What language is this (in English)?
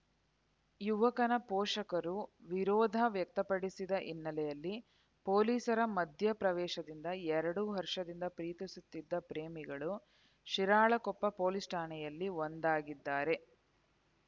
Kannada